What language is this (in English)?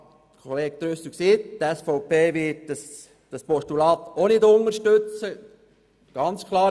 Swiss German